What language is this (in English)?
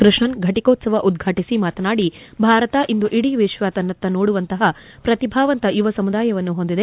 Kannada